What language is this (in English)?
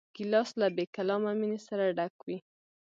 Pashto